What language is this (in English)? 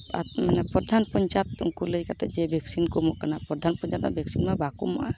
Santali